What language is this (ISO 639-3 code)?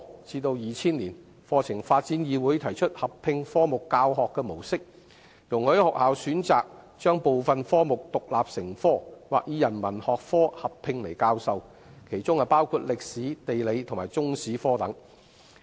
yue